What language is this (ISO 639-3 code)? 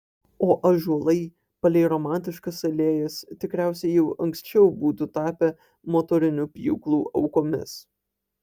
lit